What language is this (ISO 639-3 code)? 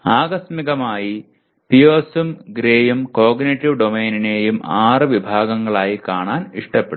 mal